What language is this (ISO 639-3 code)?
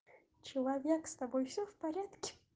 rus